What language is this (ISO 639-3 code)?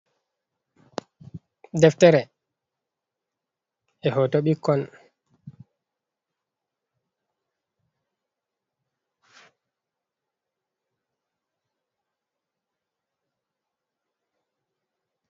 ful